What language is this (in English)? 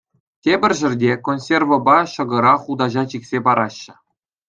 Chuvash